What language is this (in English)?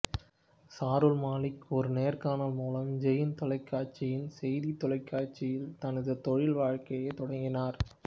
Tamil